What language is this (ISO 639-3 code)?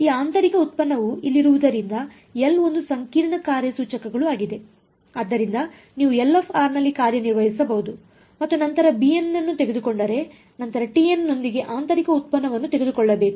kan